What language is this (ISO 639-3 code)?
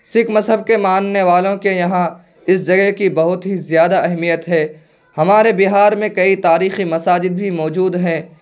urd